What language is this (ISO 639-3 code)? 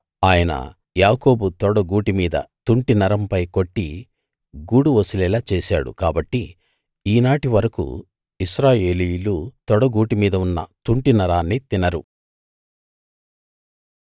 tel